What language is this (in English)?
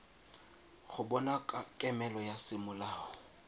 Tswana